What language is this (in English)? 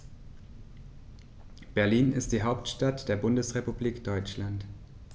German